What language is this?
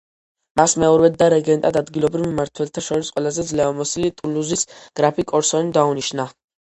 Georgian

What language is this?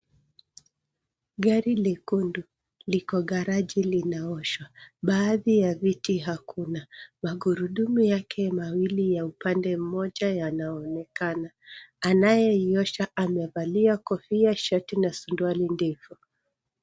Swahili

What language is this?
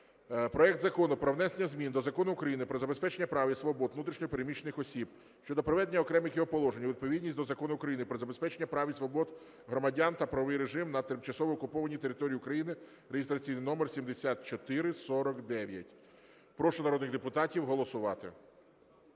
Ukrainian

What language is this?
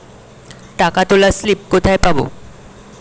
Bangla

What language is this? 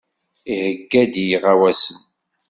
Kabyle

